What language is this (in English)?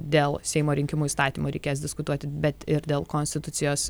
Lithuanian